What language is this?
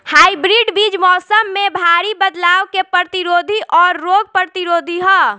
Bhojpuri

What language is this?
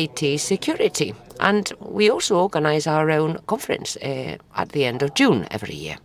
English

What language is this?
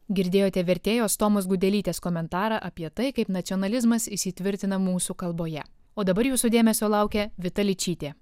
Lithuanian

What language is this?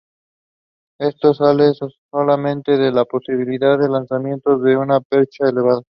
Spanish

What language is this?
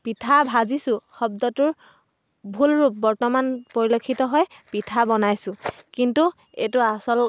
Assamese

